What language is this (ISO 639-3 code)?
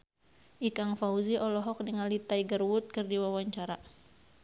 sun